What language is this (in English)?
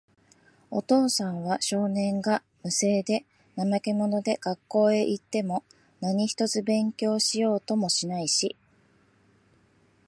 Japanese